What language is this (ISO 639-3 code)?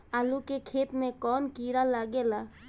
bho